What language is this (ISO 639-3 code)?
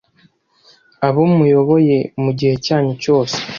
kin